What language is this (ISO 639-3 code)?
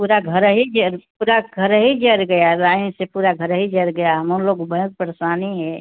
hin